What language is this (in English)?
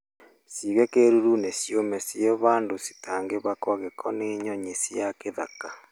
Kikuyu